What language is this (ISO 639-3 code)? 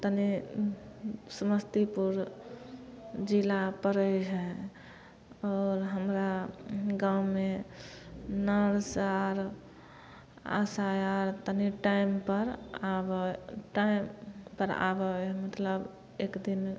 mai